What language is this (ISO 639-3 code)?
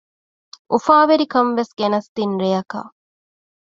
div